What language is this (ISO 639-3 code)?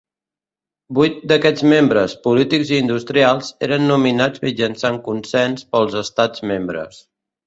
cat